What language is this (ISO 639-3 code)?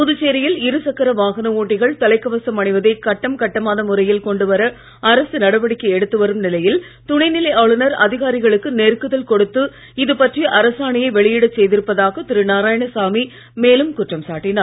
tam